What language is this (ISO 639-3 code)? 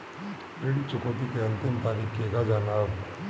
bho